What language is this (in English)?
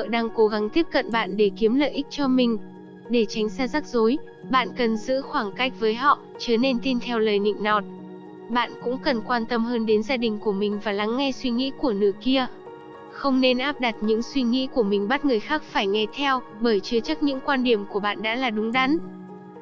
Vietnamese